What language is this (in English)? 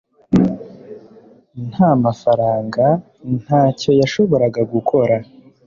Kinyarwanda